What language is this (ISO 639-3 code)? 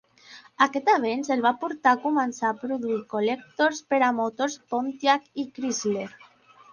cat